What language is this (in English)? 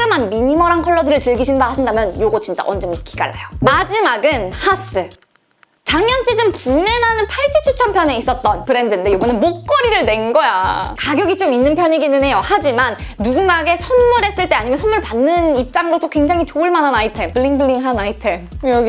Korean